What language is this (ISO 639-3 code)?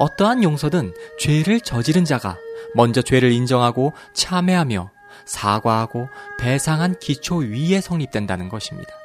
kor